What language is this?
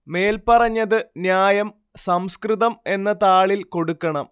Malayalam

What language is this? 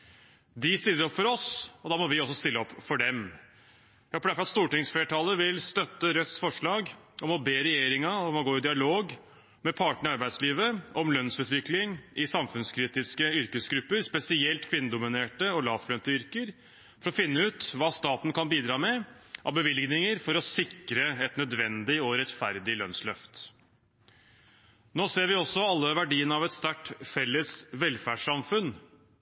Norwegian Bokmål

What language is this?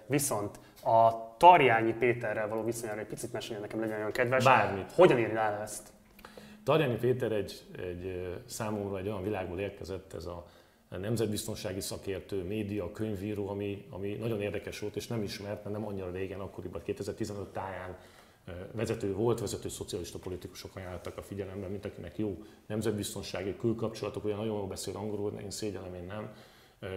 Hungarian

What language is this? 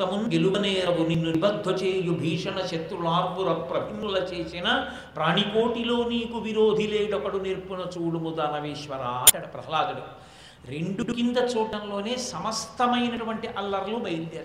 Telugu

